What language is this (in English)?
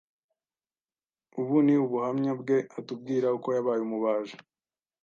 Kinyarwanda